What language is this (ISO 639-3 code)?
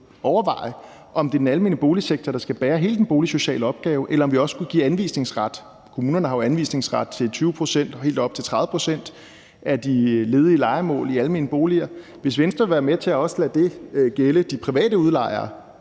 dan